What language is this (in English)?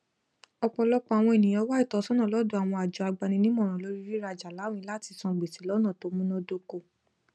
Yoruba